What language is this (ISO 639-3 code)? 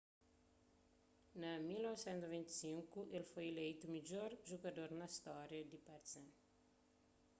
kea